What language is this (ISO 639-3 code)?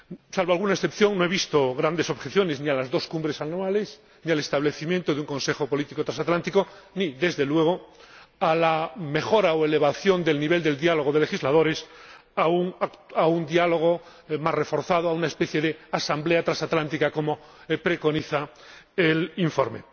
spa